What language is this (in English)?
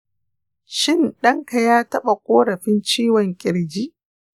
Hausa